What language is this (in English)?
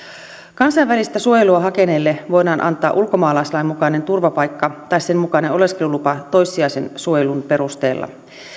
Finnish